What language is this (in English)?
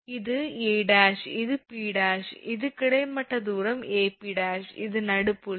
Tamil